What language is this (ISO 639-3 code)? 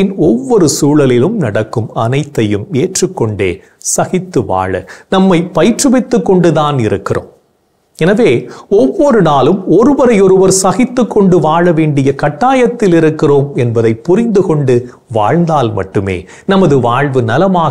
tam